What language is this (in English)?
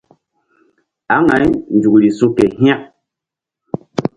Mbum